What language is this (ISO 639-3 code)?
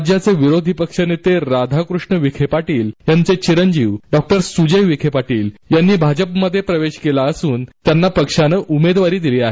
mar